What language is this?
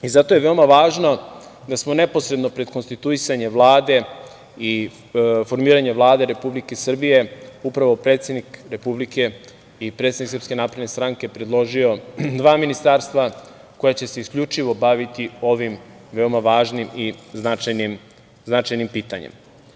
Serbian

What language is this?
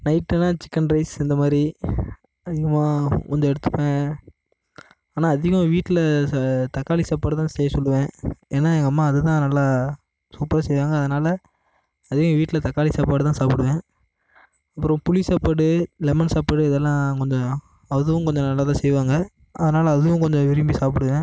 Tamil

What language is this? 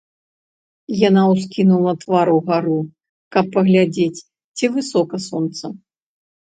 Belarusian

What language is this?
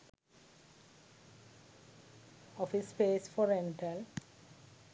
Sinhala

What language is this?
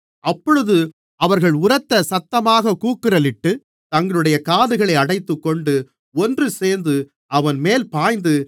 Tamil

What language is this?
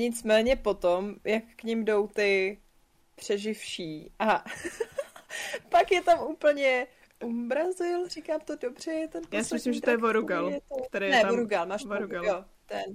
Czech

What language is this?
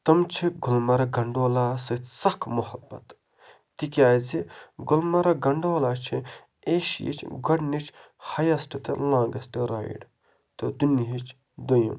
Kashmiri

